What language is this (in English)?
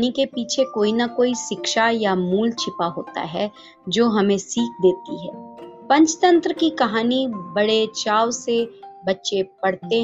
Hindi